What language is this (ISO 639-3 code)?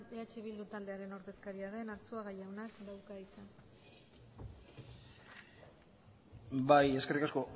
eus